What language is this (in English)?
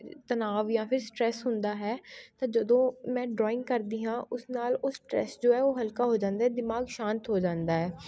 Punjabi